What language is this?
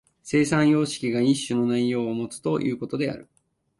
Japanese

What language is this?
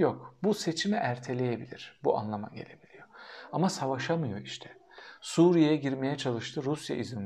Turkish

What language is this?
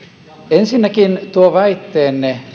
Finnish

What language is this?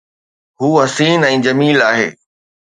Sindhi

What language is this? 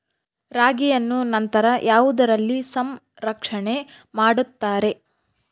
Kannada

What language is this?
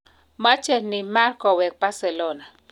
Kalenjin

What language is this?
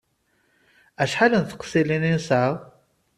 Kabyle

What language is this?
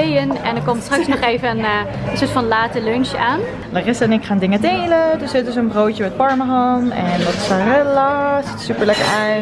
Dutch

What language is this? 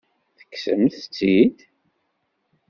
Kabyle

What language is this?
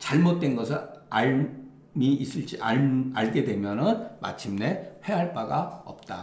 Korean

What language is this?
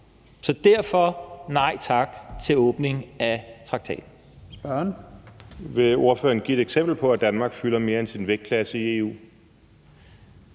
Danish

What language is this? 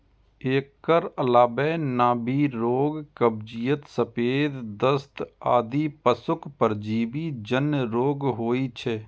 Maithili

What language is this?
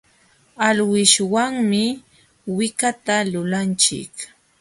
Jauja Wanca Quechua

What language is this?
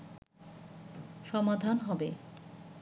Bangla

